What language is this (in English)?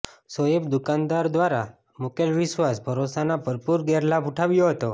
Gujarati